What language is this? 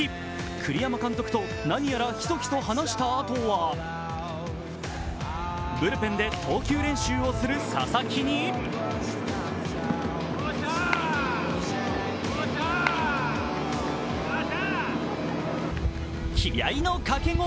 Japanese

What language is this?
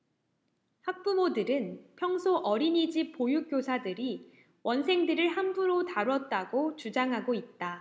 Korean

